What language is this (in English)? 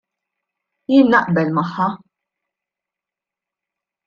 Maltese